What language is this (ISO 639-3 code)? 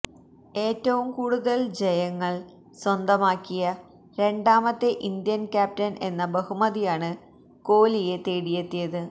mal